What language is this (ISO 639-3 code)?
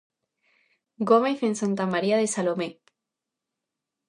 glg